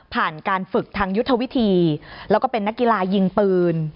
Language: Thai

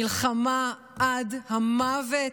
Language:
Hebrew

